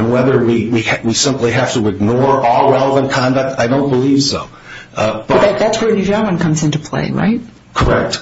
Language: English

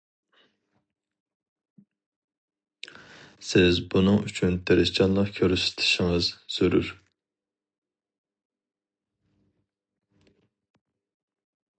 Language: Uyghur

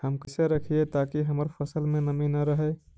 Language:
Magahi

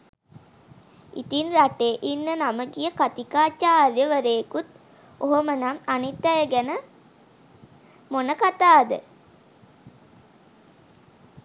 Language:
Sinhala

